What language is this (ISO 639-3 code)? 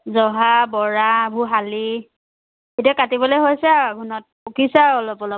asm